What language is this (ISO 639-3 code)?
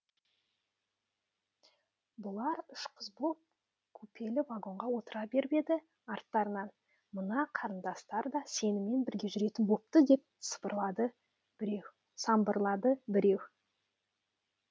kaz